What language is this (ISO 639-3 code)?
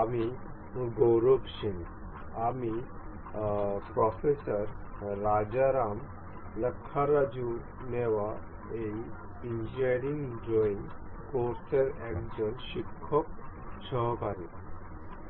ben